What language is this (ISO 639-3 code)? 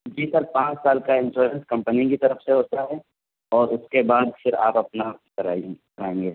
urd